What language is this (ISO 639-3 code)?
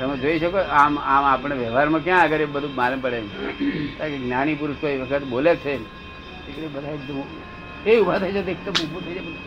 guj